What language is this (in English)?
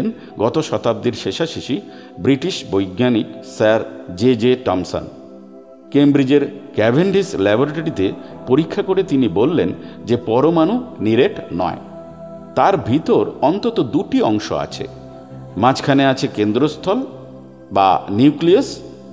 Bangla